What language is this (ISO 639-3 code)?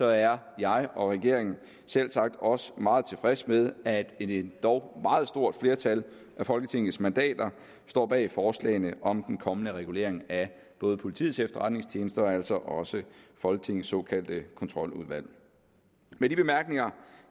dan